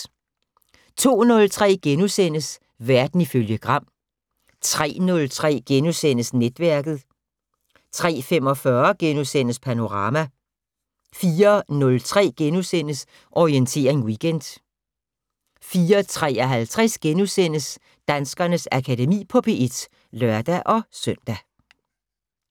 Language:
Danish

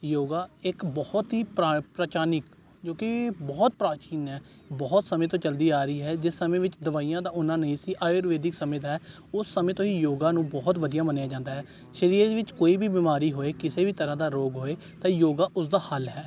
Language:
Punjabi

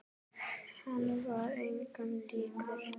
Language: Icelandic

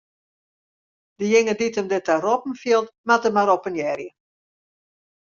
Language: Western Frisian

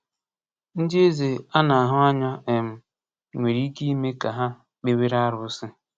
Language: Igbo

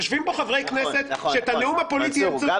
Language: Hebrew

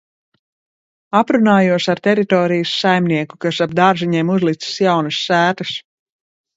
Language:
Latvian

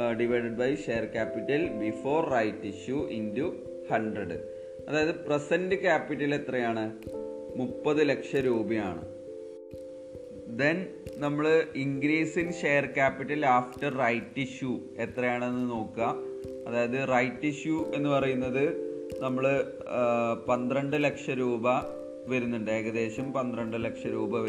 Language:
Malayalam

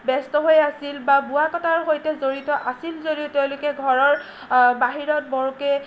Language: Assamese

